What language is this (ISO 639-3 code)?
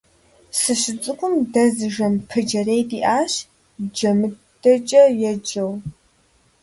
kbd